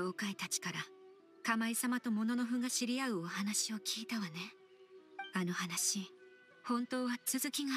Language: Japanese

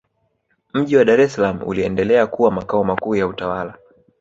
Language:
Swahili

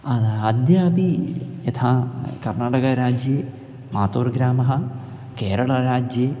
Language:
Sanskrit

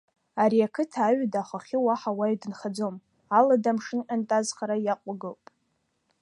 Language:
Abkhazian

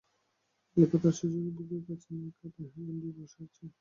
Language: Bangla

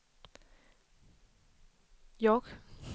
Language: Danish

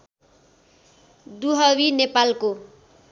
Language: Nepali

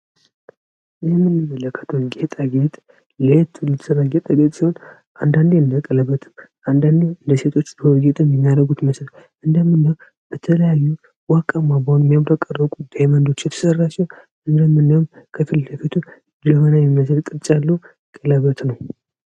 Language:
Amharic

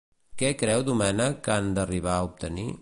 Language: Catalan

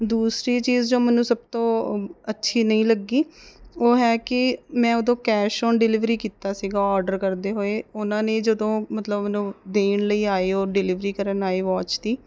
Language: Punjabi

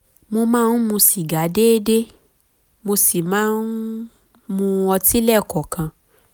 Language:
Yoruba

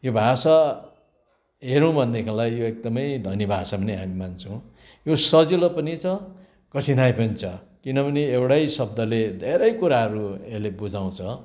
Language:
Nepali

